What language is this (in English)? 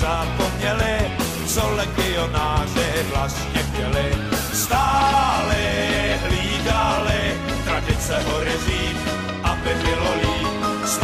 Czech